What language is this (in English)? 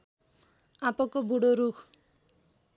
Nepali